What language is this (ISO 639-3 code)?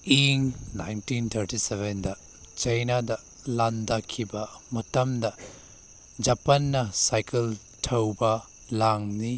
mni